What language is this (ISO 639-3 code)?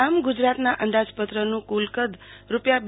guj